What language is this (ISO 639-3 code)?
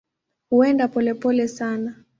swa